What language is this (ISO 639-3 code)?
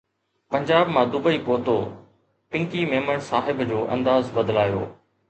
snd